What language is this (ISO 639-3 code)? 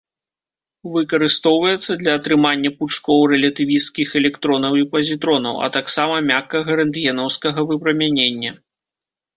bel